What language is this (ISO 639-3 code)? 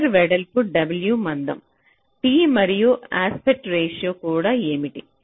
tel